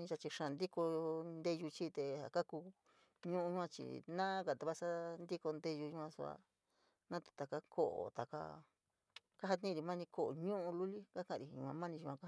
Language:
San Miguel El Grande Mixtec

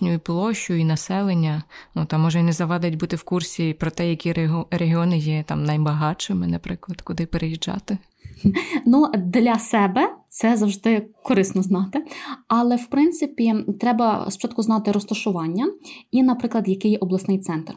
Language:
Ukrainian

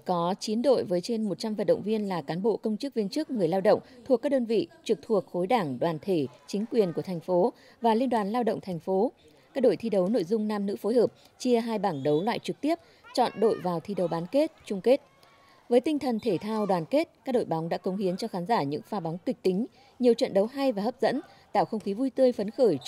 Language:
Vietnamese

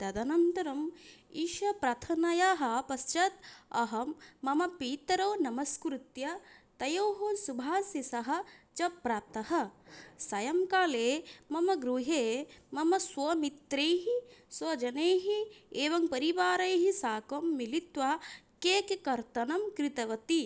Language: Sanskrit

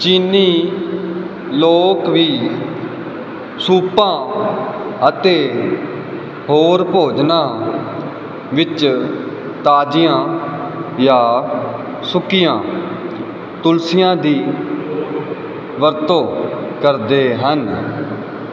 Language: Punjabi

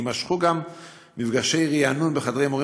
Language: Hebrew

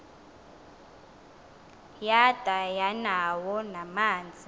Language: Xhosa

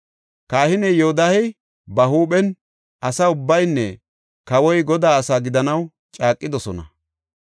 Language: Gofa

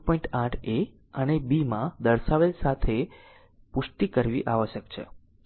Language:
Gujarati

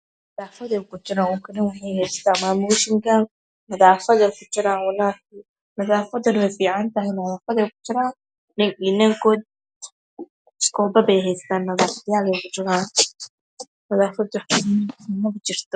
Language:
Somali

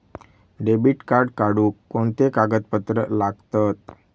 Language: Marathi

